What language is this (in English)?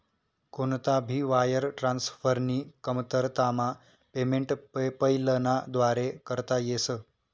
Marathi